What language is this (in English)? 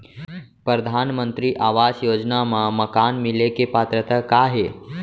Chhattisgarhi